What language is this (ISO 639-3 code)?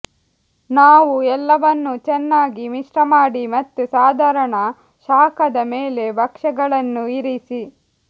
kan